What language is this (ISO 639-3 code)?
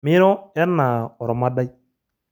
mas